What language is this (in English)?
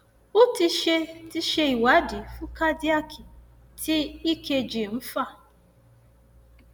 Yoruba